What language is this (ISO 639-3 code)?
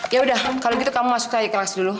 ind